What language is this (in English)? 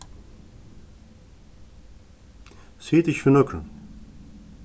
Faroese